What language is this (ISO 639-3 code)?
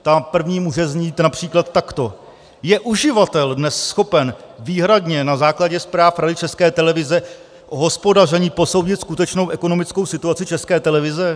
ces